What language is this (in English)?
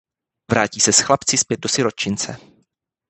Czech